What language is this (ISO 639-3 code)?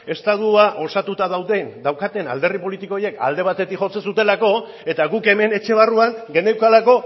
eus